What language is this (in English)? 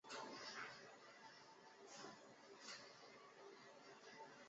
Chinese